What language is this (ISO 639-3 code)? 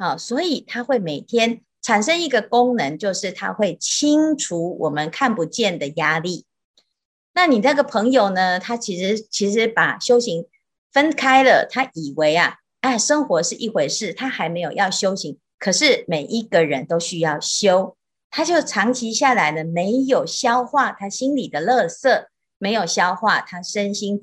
zho